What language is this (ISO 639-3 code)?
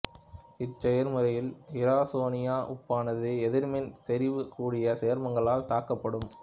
tam